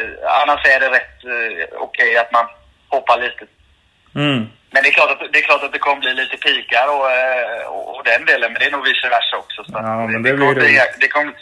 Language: Swedish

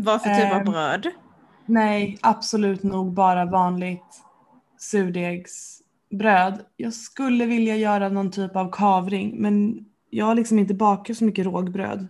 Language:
Swedish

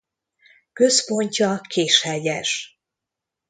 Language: Hungarian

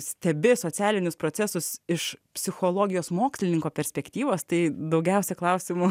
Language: Lithuanian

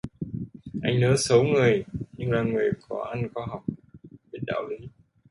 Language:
Vietnamese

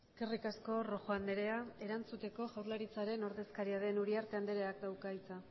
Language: Basque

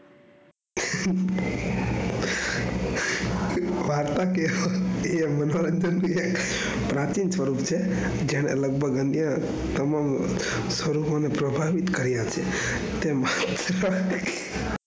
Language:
Gujarati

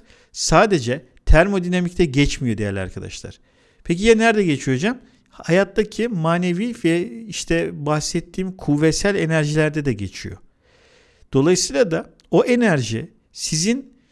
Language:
Turkish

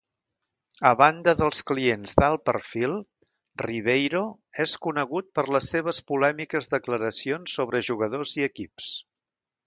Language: Catalan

